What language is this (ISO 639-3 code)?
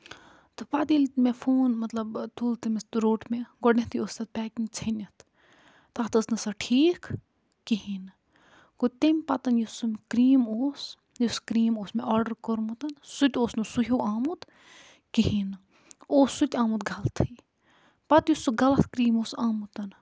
kas